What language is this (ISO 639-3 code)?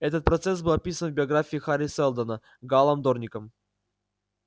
rus